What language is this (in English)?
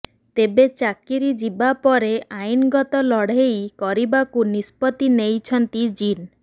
Odia